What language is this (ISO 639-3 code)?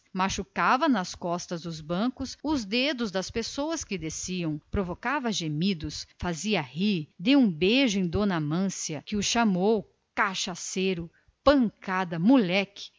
por